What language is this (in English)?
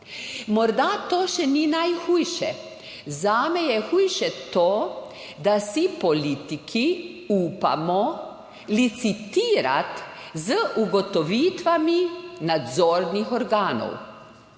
Slovenian